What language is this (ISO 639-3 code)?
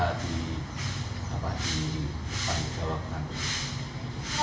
ind